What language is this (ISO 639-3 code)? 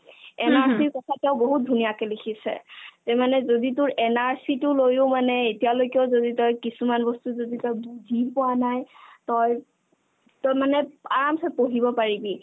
asm